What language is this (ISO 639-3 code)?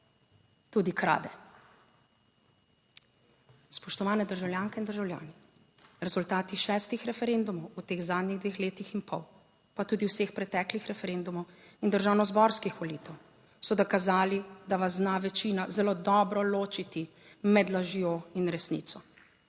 slv